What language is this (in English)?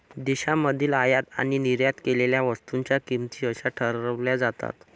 Marathi